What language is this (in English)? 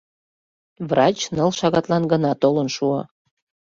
Mari